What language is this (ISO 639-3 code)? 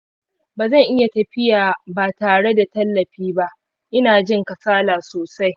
hau